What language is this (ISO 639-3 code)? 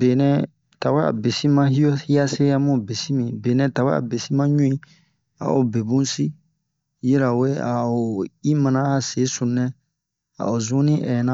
bmq